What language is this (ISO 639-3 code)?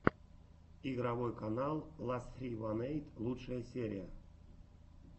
rus